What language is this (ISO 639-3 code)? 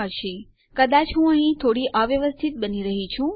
guj